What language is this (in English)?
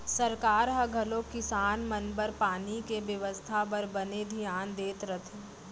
Chhattisgarhi